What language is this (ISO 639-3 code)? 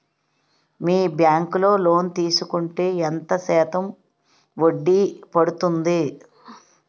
tel